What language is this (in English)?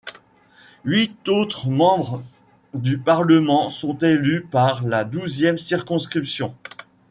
French